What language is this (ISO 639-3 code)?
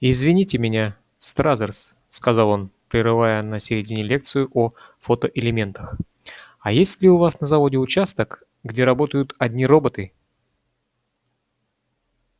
rus